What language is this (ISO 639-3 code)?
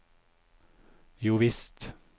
nor